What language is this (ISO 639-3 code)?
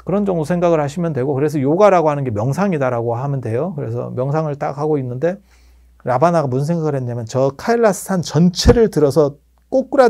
kor